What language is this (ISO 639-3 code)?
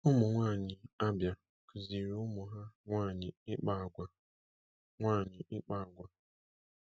ibo